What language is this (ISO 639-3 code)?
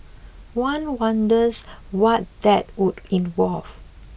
eng